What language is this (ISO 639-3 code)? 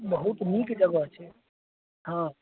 mai